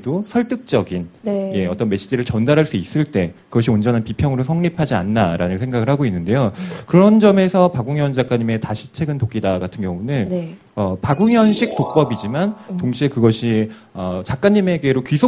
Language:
Korean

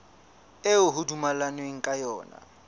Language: Southern Sotho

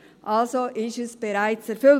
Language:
Swiss German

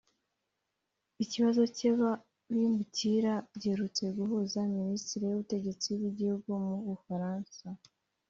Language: Kinyarwanda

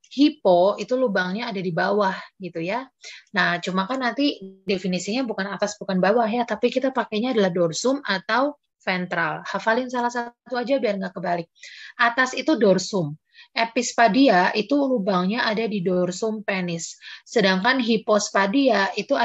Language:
Indonesian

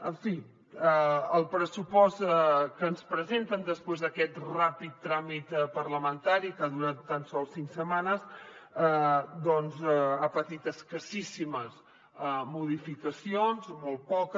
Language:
Catalan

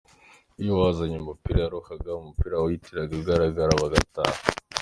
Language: Kinyarwanda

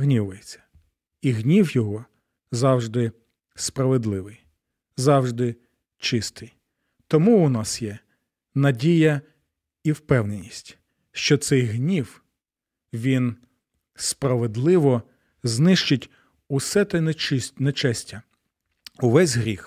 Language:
Ukrainian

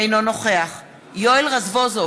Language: Hebrew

